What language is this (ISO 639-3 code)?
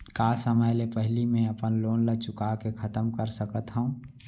hne